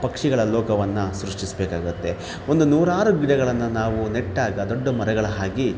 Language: Kannada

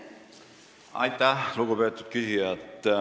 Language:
Estonian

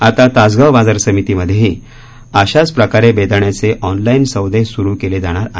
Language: Marathi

